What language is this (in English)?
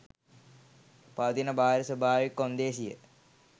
Sinhala